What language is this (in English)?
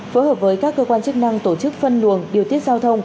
Vietnamese